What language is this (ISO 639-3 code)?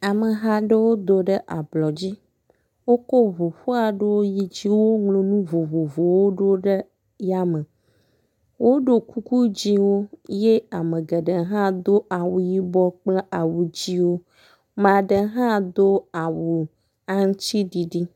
ewe